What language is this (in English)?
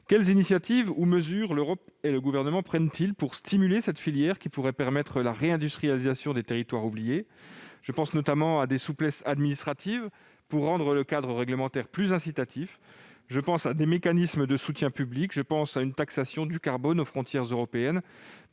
French